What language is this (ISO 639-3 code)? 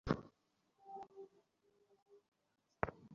ben